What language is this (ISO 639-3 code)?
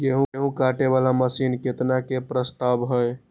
mai